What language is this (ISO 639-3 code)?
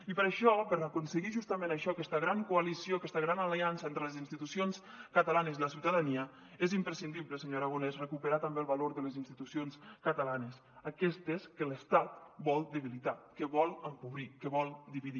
cat